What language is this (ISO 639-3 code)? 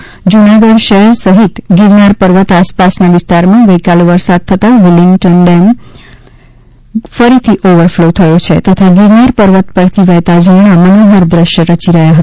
guj